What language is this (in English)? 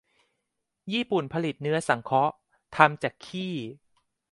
Thai